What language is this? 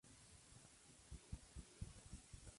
Spanish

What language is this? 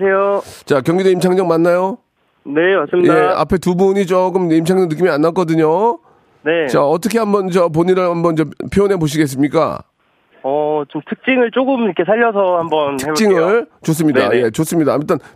Korean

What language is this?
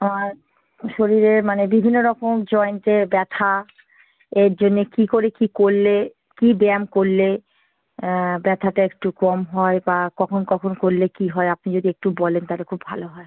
Bangla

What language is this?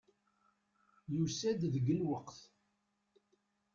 Kabyle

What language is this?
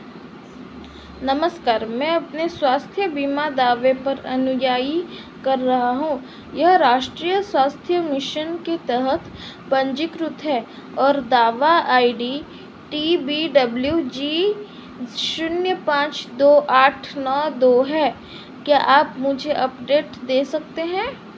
Hindi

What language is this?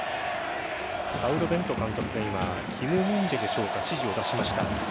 Japanese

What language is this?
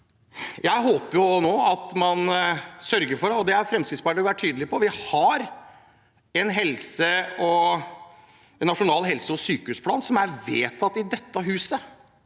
Norwegian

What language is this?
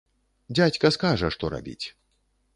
Belarusian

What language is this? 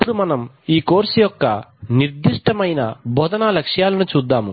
Telugu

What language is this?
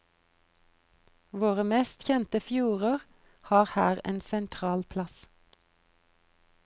Norwegian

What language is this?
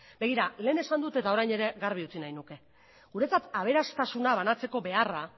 Basque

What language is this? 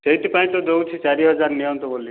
Odia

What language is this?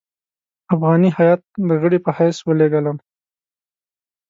Pashto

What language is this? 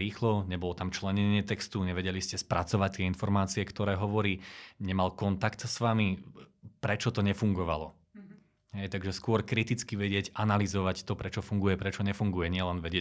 Slovak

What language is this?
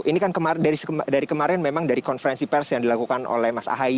Indonesian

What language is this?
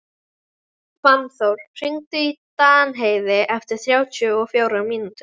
Icelandic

